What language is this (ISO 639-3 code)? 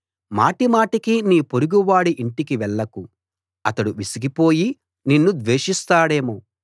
tel